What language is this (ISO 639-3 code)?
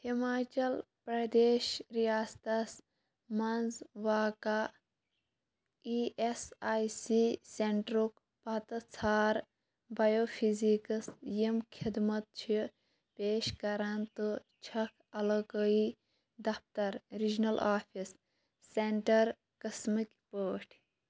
kas